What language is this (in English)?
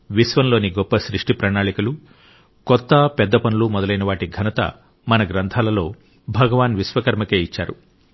Telugu